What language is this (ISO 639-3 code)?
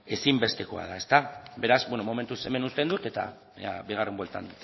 eus